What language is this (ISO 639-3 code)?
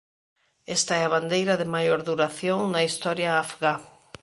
glg